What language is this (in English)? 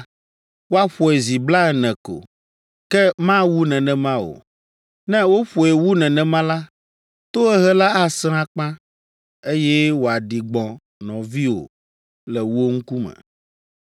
Ewe